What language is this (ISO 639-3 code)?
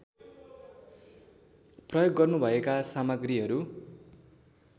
nep